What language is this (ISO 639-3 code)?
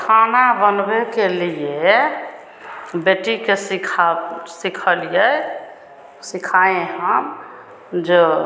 hin